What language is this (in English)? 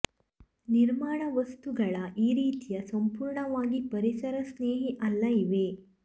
Kannada